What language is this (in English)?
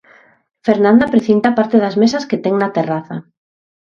Galician